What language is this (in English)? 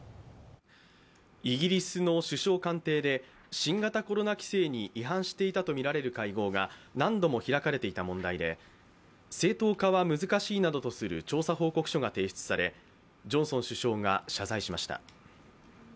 Japanese